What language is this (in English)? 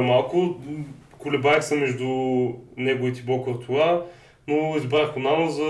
Bulgarian